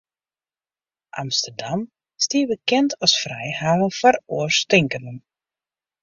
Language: Western Frisian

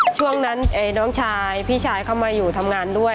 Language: Thai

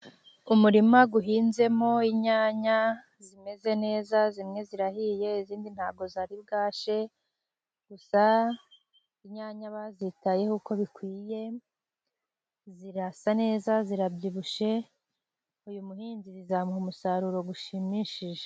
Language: Kinyarwanda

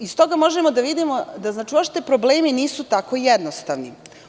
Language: Serbian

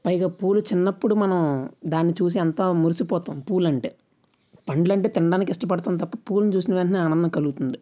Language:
Telugu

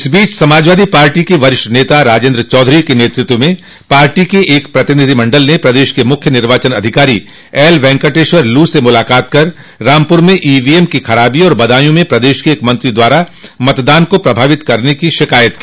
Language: Hindi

